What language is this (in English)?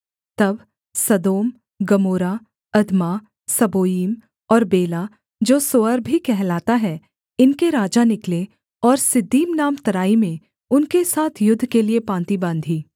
Hindi